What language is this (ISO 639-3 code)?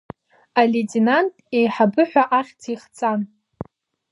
abk